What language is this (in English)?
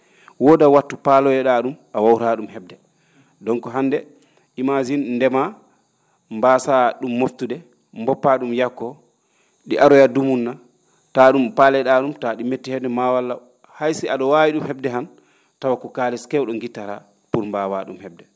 Fula